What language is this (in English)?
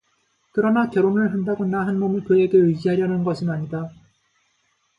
Korean